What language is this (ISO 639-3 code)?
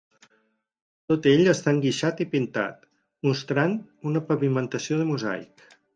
cat